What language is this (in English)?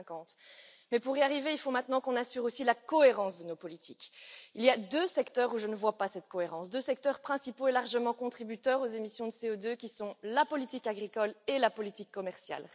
French